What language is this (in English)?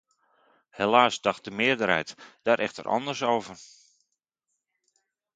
Dutch